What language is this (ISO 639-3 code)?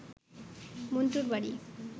ben